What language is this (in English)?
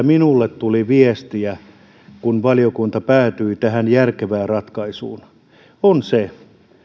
Finnish